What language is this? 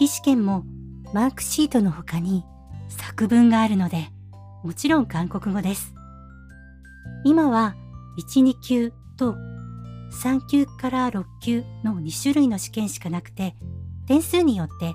Japanese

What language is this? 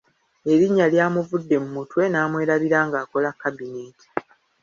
Ganda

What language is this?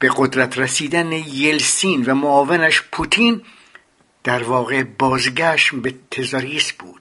Persian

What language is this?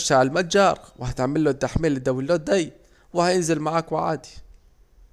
Saidi Arabic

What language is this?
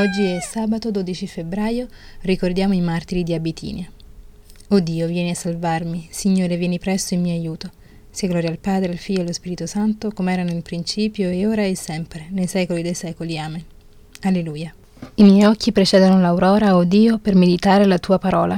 Italian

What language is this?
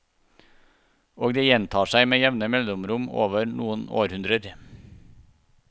Norwegian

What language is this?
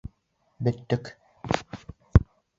Bashkir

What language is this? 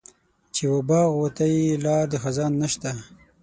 Pashto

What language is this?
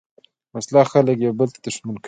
Pashto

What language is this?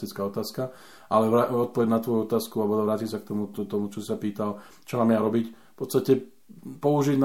Slovak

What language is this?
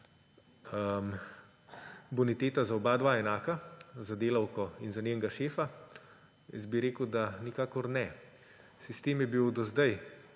Slovenian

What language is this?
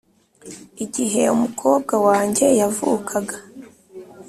Kinyarwanda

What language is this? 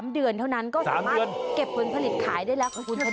Thai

